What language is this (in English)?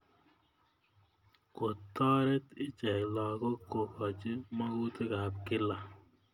Kalenjin